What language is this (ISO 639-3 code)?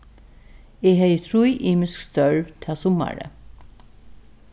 fao